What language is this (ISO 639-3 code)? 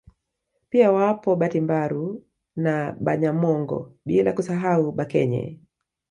swa